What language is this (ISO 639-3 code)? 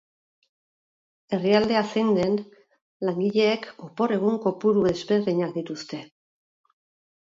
eus